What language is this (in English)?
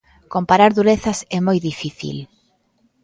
Galician